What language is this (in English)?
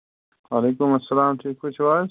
Kashmiri